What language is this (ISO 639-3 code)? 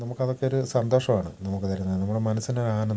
mal